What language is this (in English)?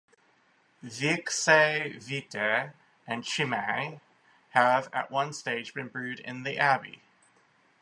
English